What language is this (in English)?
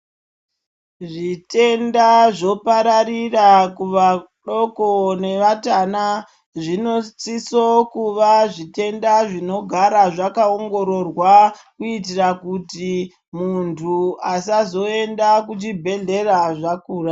Ndau